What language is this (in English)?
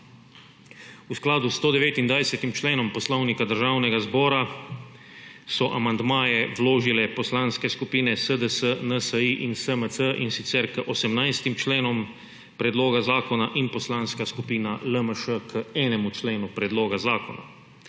Slovenian